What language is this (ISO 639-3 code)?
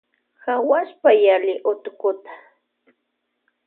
qvj